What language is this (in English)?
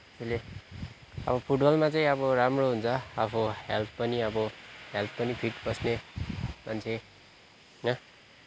Nepali